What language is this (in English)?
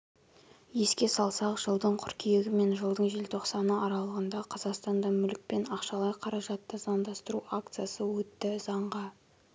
Kazakh